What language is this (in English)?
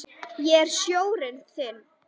Icelandic